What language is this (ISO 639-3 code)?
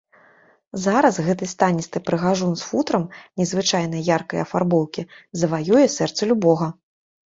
bel